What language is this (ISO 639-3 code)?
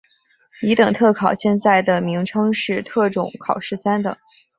zho